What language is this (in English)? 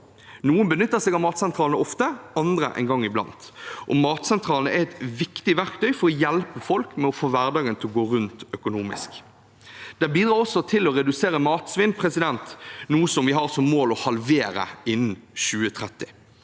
Norwegian